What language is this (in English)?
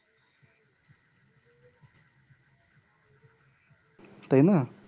Bangla